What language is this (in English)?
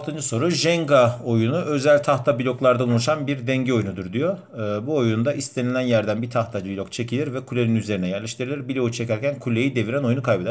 Turkish